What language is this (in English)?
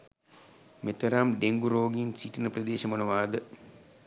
Sinhala